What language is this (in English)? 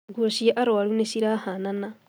Kikuyu